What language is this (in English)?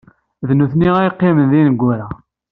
Kabyle